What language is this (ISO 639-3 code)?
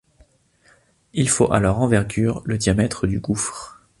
fra